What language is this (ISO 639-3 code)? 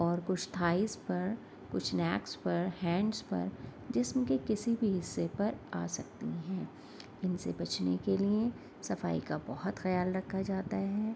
urd